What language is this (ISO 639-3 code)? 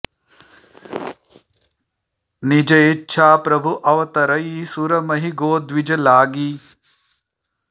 san